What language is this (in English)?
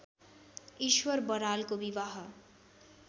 Nepali